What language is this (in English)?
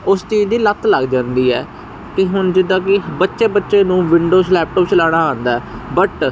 Punjabi